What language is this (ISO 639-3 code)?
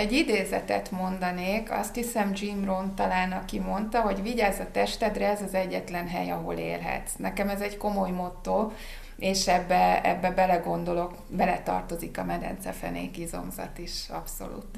hun